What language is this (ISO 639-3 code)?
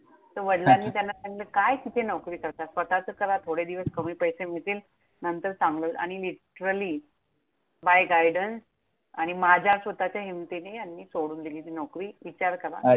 mar